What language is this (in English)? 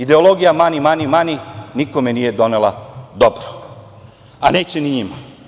Serbian